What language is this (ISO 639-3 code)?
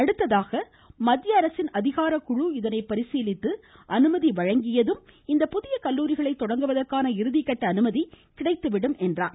tam